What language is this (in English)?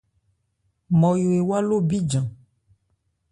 Ebrié